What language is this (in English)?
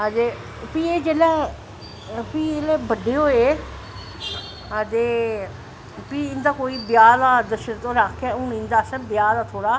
Dogri